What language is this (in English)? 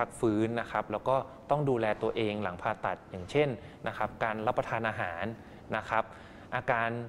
Thai